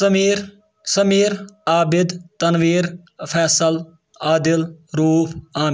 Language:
Kashmiri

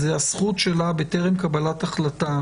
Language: Hebrew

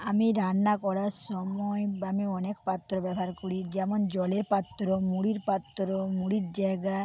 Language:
Bangla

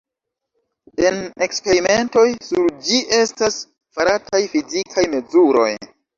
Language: Esperanto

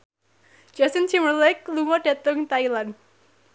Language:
Javanese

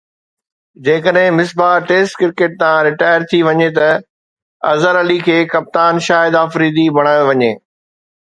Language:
Sindhi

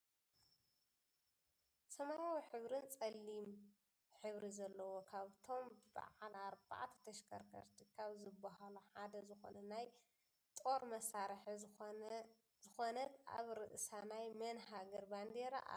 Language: Tigrinya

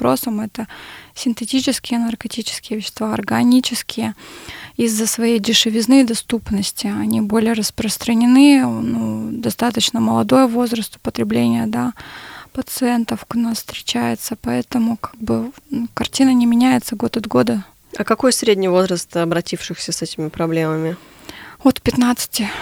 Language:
Russian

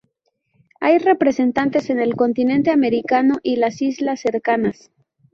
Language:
Spanish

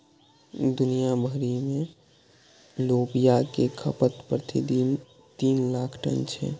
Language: Maithili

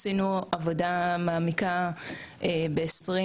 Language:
Hebrew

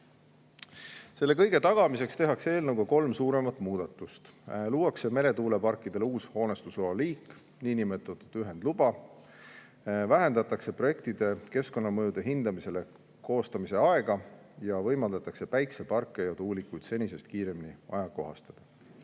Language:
Estonian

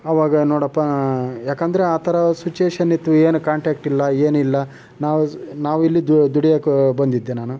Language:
Kannada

